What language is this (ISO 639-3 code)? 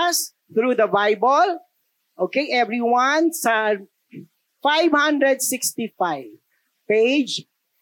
fil